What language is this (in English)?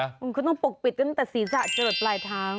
Thai